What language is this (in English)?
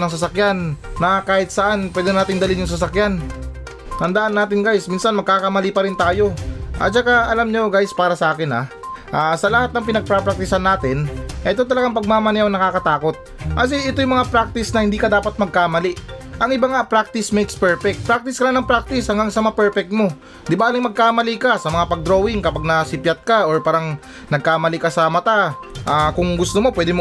Filipino